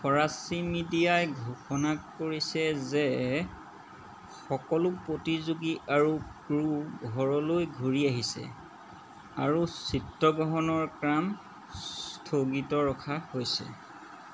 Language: Assamese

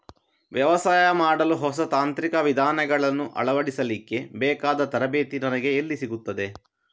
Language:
Kannada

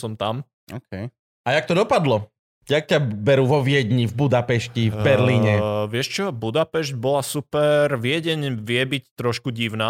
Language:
Slovak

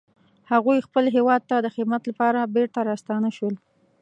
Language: Pashto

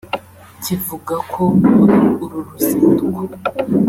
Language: Kinyarwanda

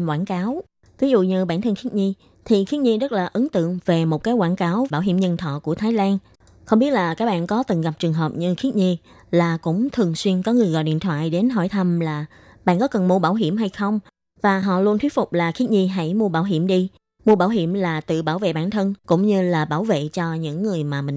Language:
Vietnamese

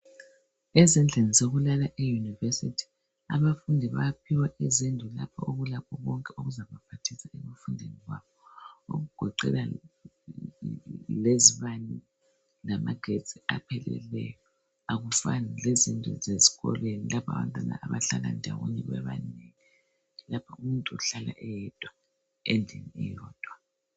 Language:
North Ndebele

